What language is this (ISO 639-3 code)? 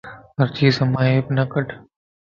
lss